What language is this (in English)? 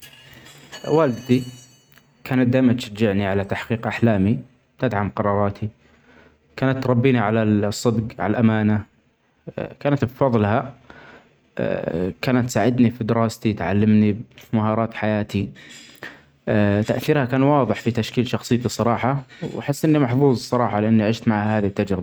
Omani Arabic